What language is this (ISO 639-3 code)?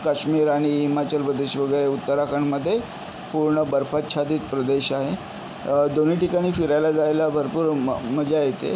mar